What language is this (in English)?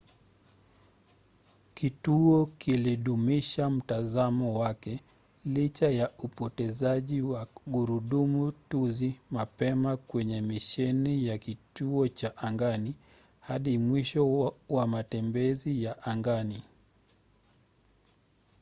Swahili